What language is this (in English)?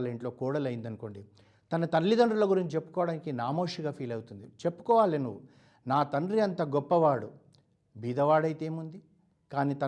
Telugu